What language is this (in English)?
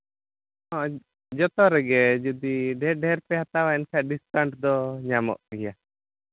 Santali